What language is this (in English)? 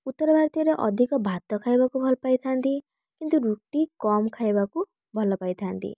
Odia